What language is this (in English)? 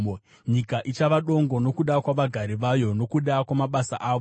Shona